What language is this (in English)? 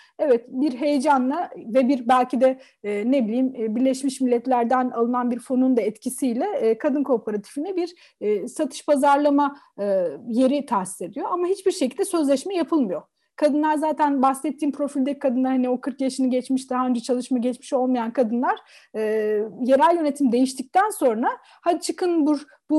Turkish